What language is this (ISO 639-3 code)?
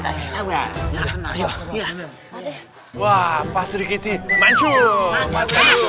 ind